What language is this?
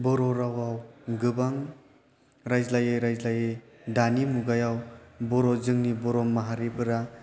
Bodo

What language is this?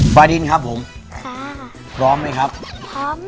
Thai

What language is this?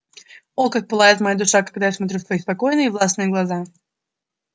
Russian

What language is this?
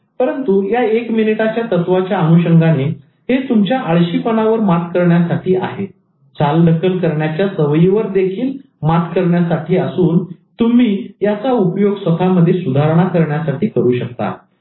Marathi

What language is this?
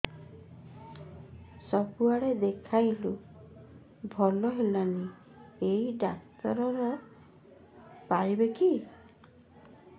Odia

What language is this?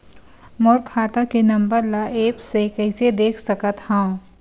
Chhattisgarhi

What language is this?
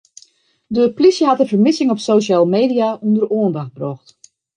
Western Frisian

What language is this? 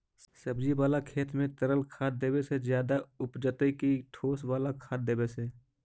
Magahi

